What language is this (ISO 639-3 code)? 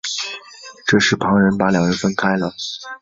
zho